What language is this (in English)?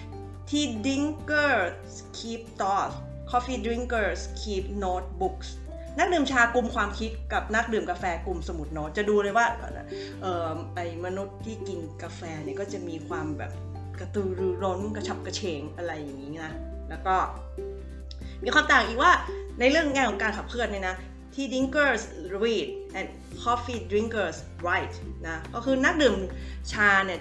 Thai